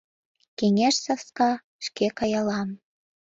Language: Mari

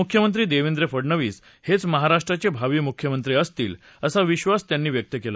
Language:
Marathi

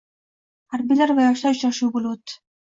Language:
Uzbek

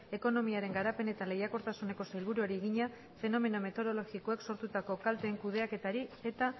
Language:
Basque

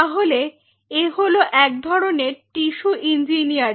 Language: Bangla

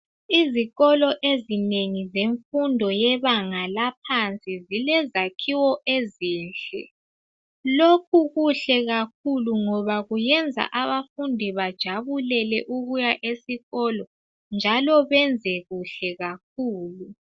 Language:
North Ndebele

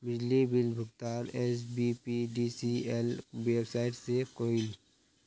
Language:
Magahi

